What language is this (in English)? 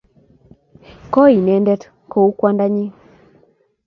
Kalenjin